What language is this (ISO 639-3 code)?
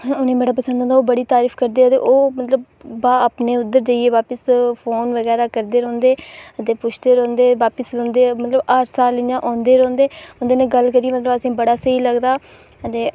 doi